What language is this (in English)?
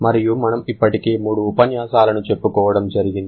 Telugu